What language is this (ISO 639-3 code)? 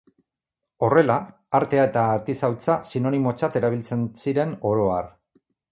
eus